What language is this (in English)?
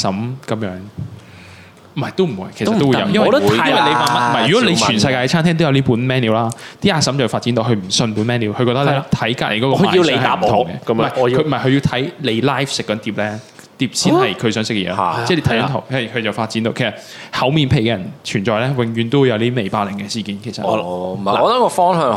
Chinese